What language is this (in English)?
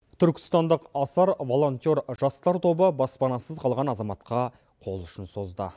Kazakh